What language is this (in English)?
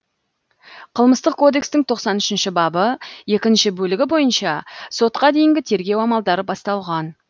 Kazakh